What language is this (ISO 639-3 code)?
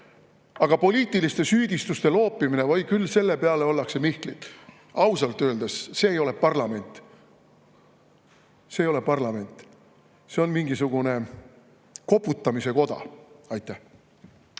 est